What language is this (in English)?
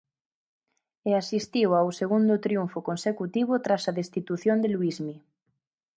Galician